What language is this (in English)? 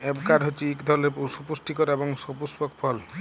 Bangla